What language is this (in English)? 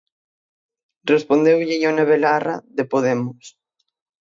Galician